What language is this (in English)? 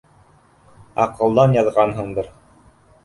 Bashkir